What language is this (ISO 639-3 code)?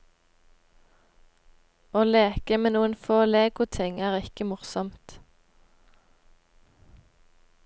nor